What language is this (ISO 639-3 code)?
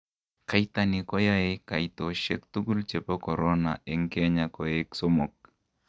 kln